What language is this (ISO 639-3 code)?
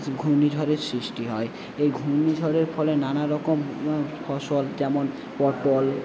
ben